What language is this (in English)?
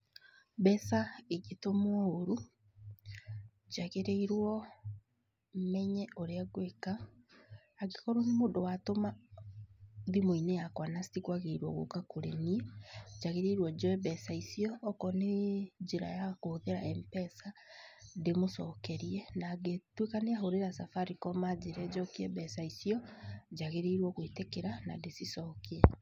Kikuyu